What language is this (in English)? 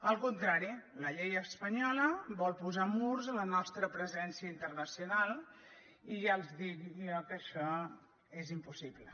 Catalan